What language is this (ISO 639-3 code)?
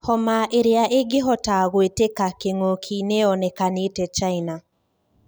kik